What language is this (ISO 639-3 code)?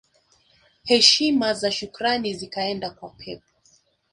swa